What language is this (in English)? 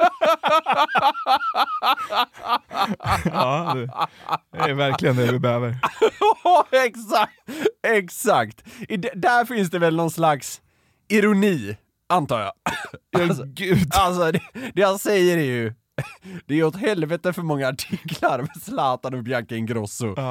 Swedish